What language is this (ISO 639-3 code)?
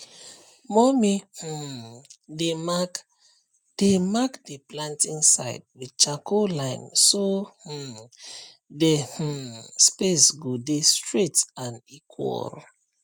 pcm